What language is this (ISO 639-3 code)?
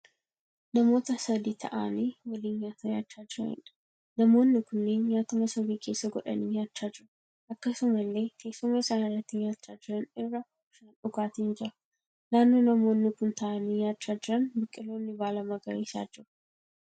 orm